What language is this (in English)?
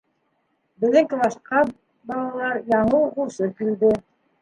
Bashkir